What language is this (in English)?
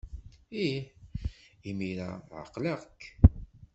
Kabyle